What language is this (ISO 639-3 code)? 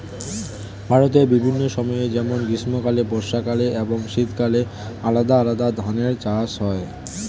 ben